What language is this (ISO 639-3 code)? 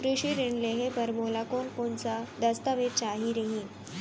hne